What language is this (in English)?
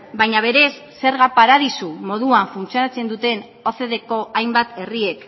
Basque